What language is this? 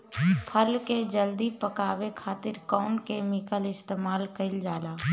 Bhojpuri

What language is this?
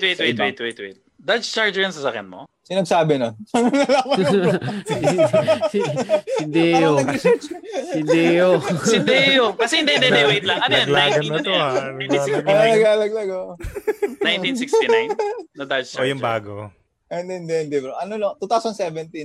Filipino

